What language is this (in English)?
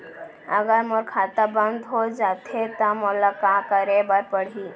Chhattisgarhi